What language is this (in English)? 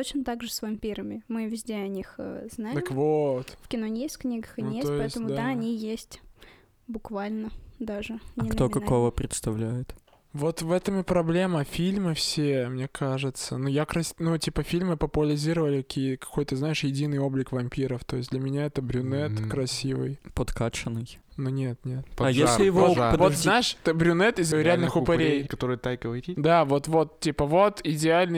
Russian